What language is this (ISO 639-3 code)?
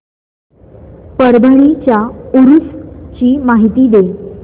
mar